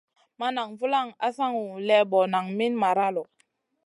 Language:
Masana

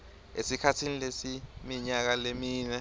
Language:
Swati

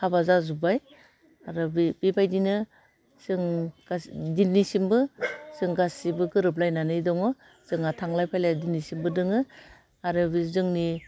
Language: Bodo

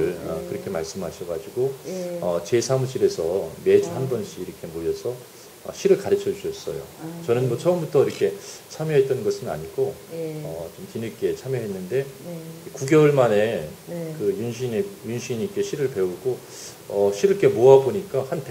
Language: Korean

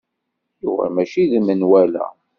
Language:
Kabyle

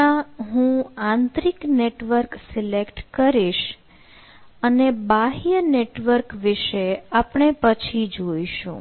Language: Gujarati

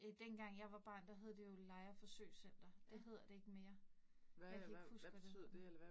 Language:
Danish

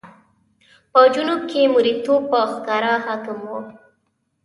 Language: Pashto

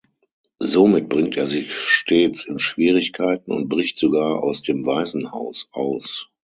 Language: German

